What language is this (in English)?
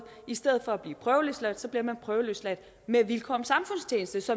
Danish